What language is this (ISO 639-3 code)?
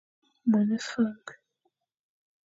fan